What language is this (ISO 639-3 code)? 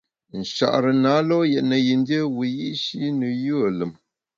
bax